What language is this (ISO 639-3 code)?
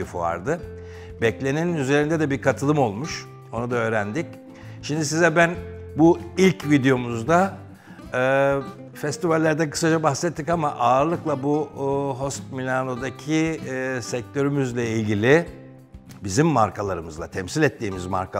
tur